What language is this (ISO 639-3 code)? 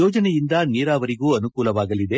kan